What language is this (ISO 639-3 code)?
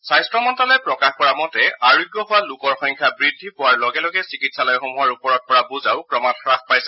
asm